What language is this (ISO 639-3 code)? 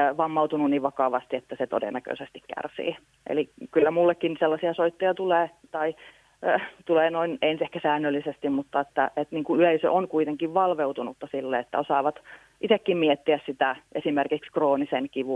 fin